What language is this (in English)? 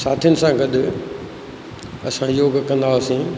Sindhi